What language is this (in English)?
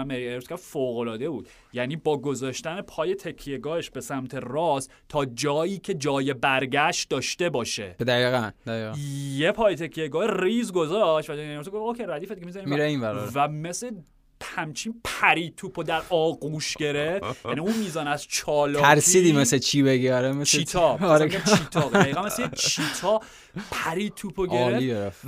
Persian